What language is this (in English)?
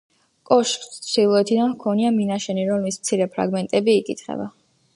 Georgian